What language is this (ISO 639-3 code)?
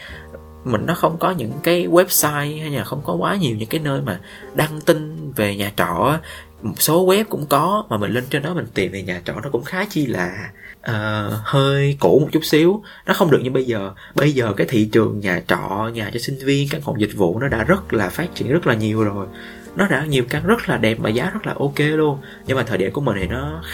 vie